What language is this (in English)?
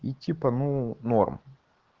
Russian